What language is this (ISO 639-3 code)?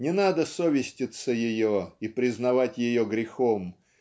rus